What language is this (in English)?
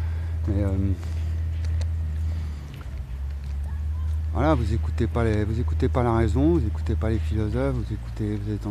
French